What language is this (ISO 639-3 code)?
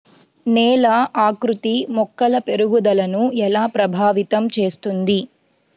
tel